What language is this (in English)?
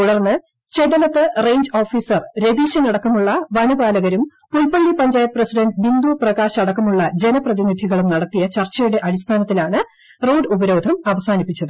Malayalam